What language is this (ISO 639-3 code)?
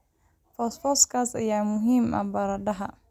som